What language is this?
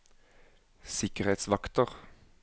Norwegian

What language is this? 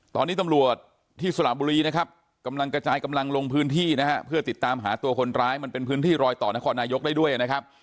Thai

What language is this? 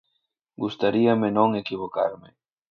Galician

